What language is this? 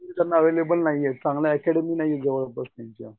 Marathi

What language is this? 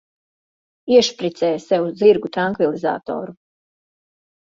Latvian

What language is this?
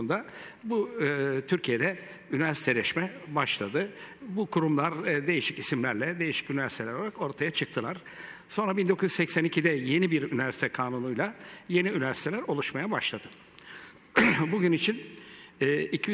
Turkish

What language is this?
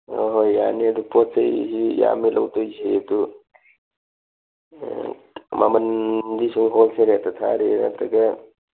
Manipuri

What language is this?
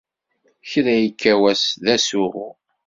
Kabyle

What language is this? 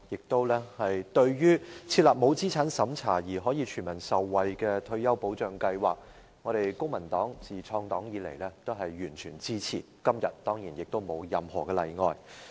Cantonese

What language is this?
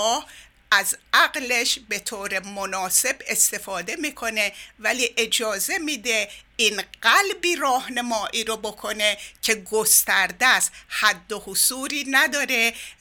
Persian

